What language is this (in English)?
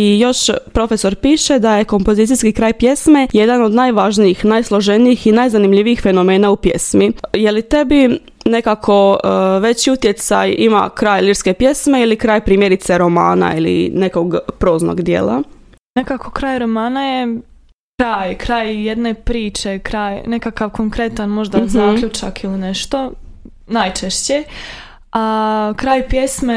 Croatian